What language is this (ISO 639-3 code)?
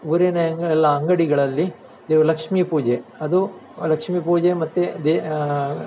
kan